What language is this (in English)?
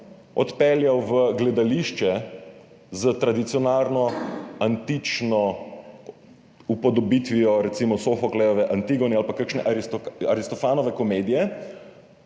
Slovenian